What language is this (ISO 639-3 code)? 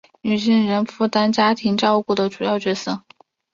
zho